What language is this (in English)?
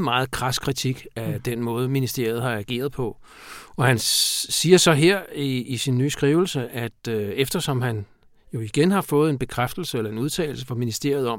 Danish